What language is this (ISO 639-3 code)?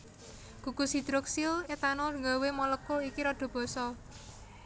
jav